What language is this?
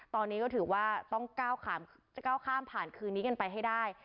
Thai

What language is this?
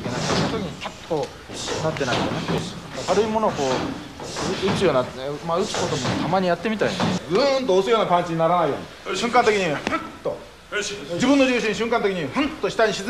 Japanese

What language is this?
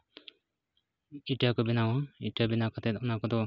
Santali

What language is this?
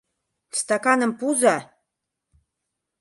Mari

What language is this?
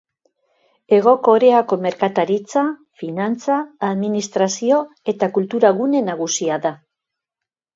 Basque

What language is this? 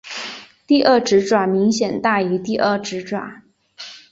Chinese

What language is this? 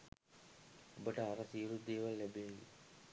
Sinhala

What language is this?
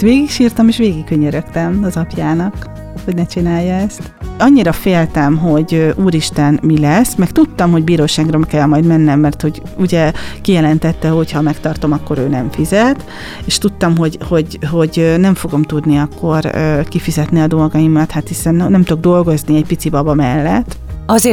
Hungarian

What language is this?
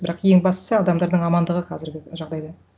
Kazakh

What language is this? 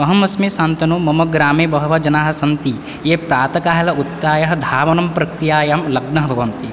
Sanskrit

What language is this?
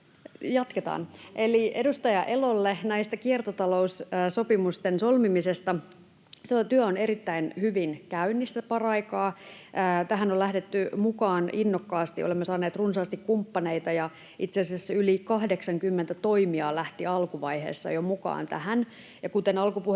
Finnish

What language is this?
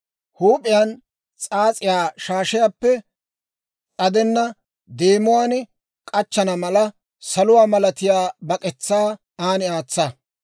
Dawro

